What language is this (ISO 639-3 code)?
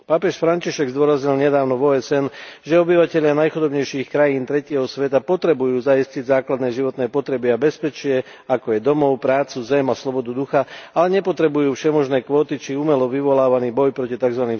slk